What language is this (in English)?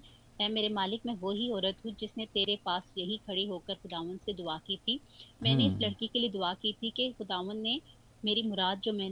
Hindi